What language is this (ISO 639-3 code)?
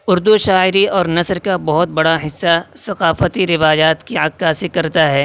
urd